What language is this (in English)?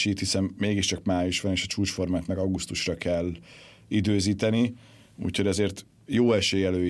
Hungarian